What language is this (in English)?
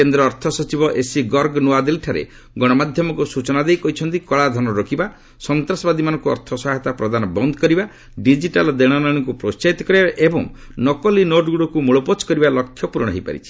Odia